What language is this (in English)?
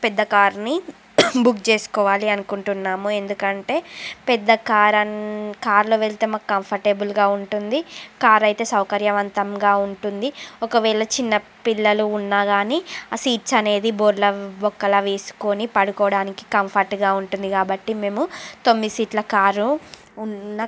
Telugu